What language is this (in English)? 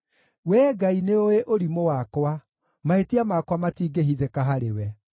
Kikuyu